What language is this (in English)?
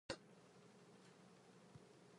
Japanese